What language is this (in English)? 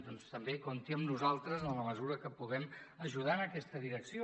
Catalan